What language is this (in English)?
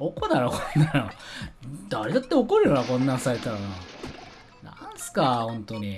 Japanese